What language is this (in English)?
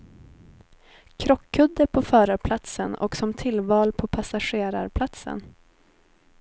Swedish